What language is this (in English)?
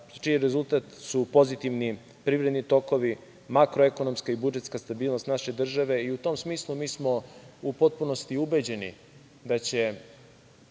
Serbian